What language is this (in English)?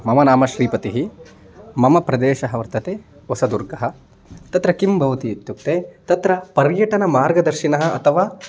Sanskrit